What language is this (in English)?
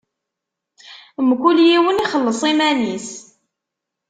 Kabyle